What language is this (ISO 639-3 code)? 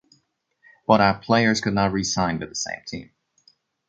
eng